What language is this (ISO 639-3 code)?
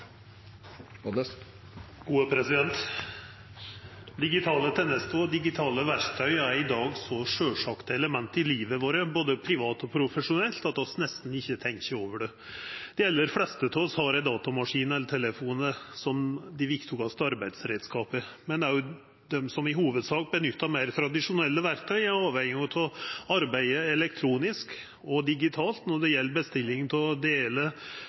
nor